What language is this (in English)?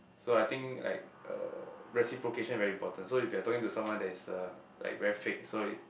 English